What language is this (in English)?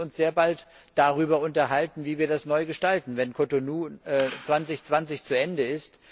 German